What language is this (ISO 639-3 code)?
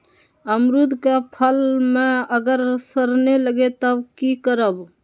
mag